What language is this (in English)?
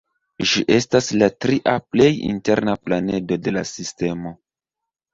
Esperanto